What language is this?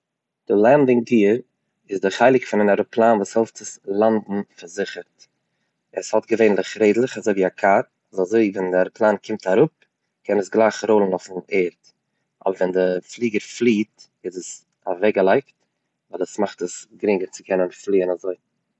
Yiddish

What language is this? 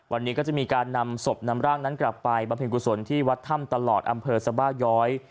Thai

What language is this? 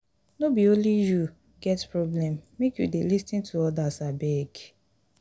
Nigerian Pidgin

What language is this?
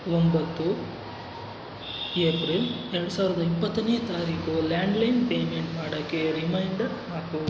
Kannada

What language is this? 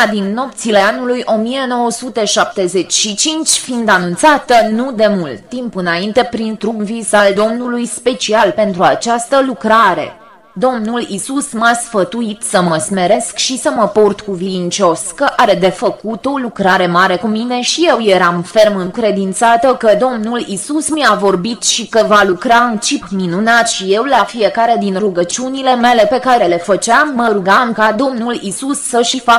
Romanian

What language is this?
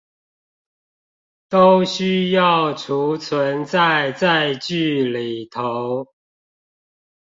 Chinese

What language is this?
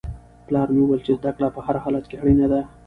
Pashto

